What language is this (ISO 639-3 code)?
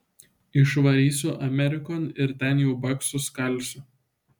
lit